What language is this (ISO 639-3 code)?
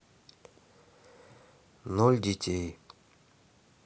rus